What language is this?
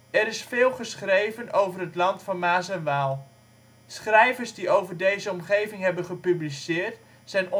Dutch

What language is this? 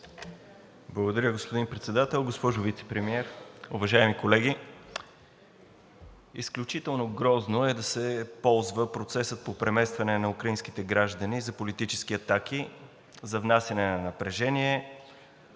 Bulgarian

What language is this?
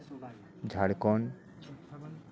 Santali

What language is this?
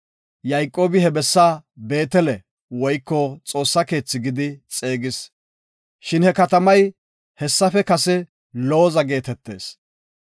Gofa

